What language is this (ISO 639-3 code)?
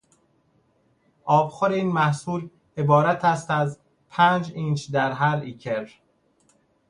fas